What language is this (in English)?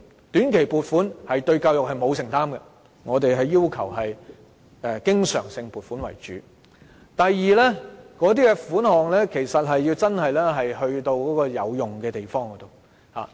Cantonese